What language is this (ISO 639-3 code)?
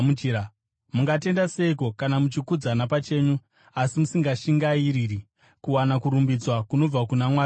sna